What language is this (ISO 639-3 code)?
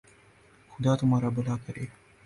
urd